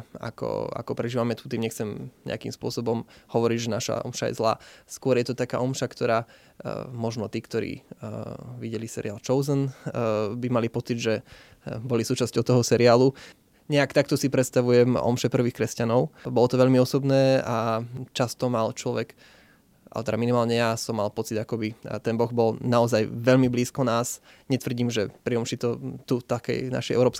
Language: Slovak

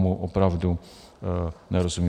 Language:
Czech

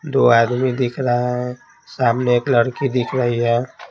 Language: Hindi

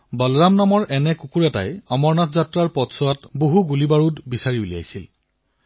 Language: Assamese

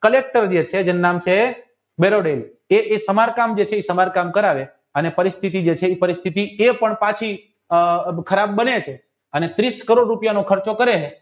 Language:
Gujarati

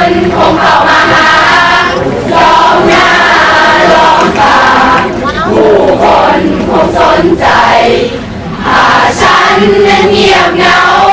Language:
Thai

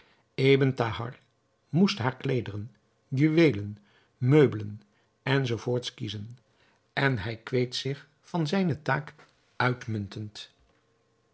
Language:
Dutch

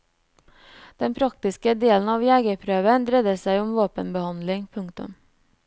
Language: Norwegian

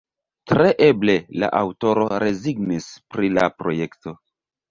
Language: Esperanto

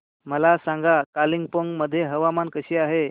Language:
Marathi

